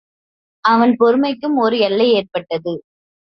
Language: Tamil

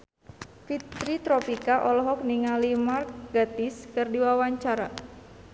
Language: Sundanese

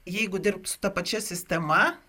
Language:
Lithuanian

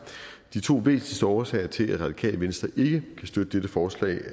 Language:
Danish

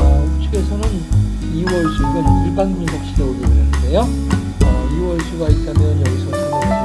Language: Korean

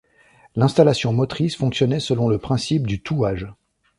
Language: French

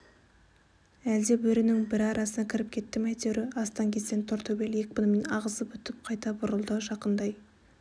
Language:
Kazakh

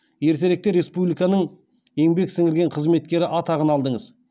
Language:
Kazakh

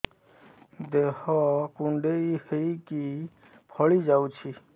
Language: Odia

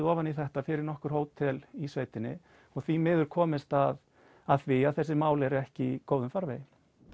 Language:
Icelandic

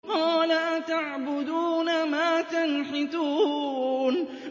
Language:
Arabic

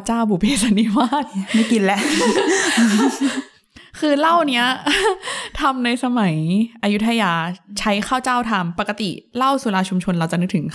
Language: Thai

